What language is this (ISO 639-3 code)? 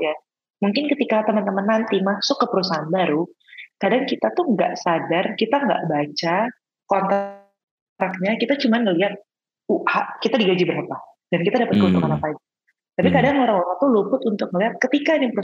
ind